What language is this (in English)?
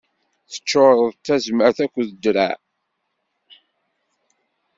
Kabyle